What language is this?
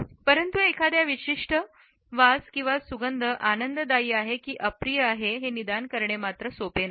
Marathi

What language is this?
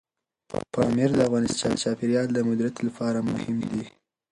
Pashto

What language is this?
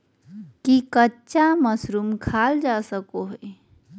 Magahi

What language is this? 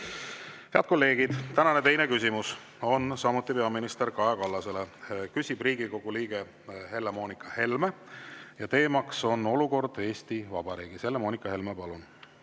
Estonian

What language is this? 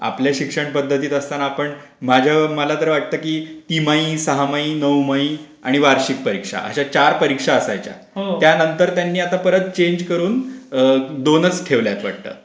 Marathi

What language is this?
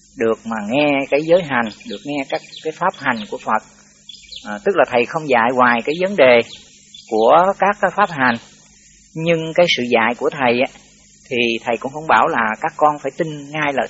Vietnamese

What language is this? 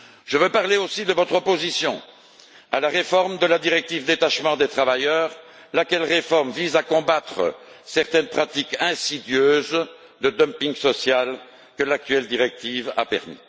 French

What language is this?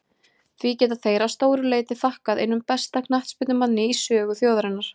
Icelandic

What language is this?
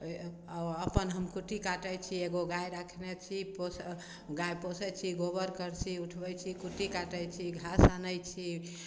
Maithili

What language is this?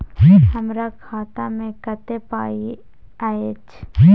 Maithili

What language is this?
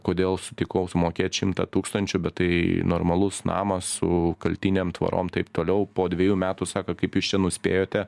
Lithuanian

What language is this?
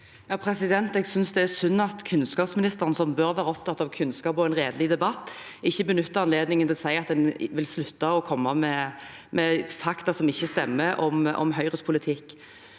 Norwegian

